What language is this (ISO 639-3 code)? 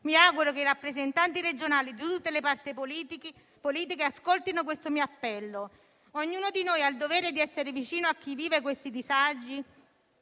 ita